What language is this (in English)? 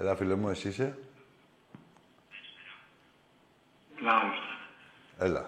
Greek